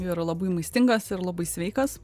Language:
Lithuanian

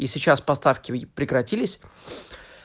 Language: Russian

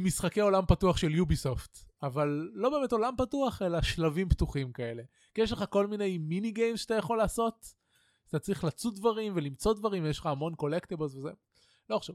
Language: Hebrew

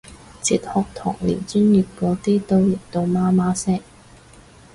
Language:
Cantonese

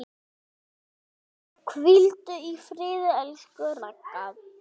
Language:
Icelandic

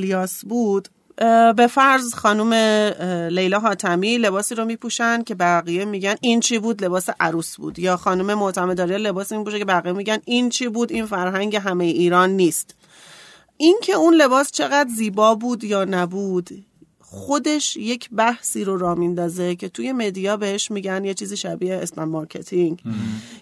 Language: Persian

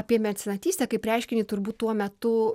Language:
Lithuanian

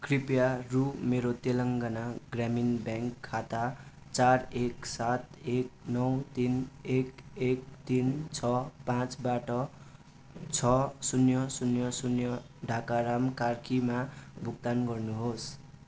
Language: Nepali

